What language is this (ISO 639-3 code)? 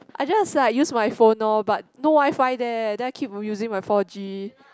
eng